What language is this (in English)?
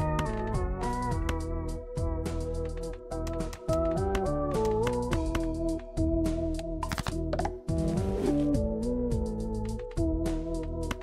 Korean